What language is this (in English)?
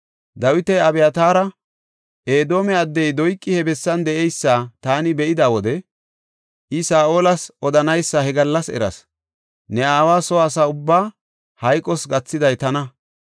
Gofa